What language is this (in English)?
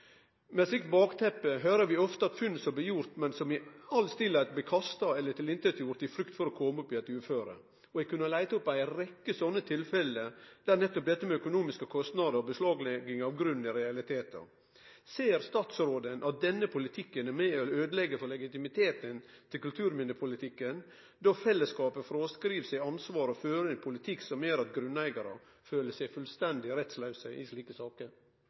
Norwegian Nynorsk